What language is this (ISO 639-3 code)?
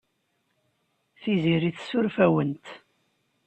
kab